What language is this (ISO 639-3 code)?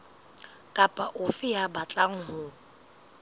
sot